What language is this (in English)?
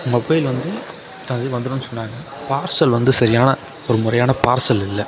Tamil